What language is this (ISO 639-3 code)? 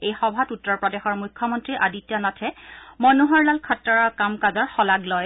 asm